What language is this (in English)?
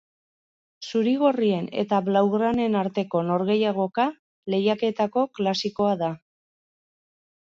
Basque